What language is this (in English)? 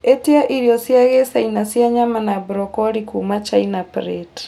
Kikuyu